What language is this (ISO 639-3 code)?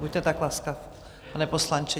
ces